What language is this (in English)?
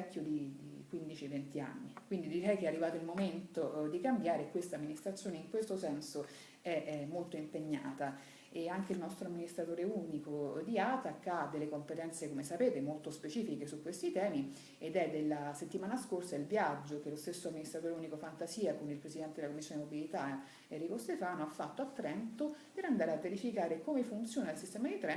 Italian